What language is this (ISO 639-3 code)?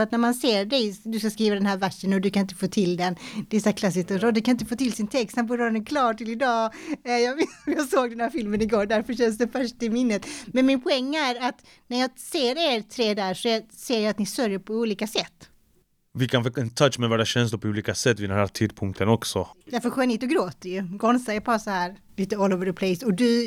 swe